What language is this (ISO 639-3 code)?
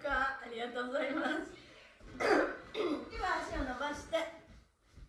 jpn